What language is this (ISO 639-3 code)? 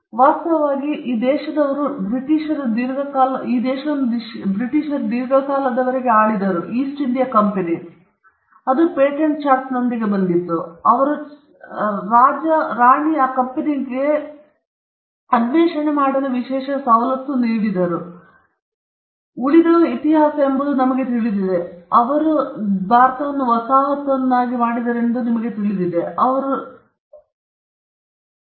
kan